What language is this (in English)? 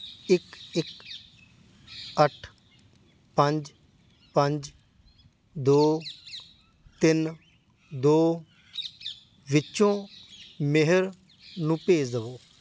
Punjabi